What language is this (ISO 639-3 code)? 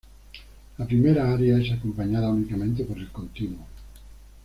spa